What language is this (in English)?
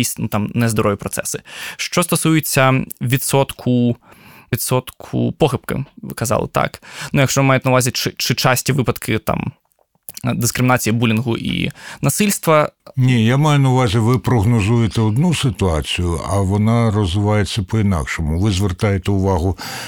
Ukrainian